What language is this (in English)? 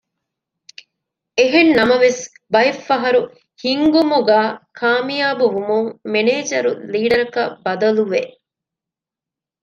Divehi